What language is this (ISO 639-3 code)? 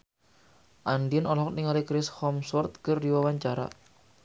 sun